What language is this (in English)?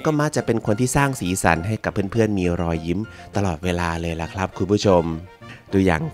Thai